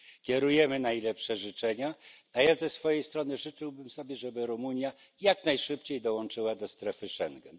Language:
Polish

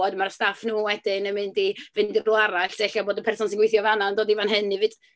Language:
Welsh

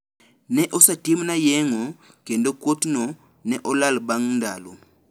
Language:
Luo (Kenya and Tanzania)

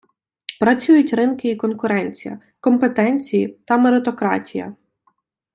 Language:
Ukrainian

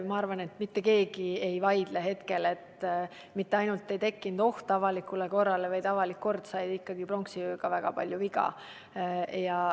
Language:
Estonian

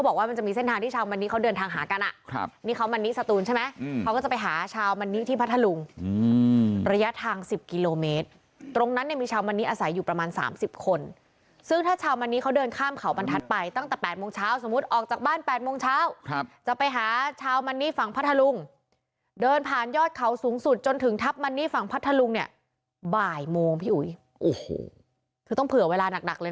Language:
Thai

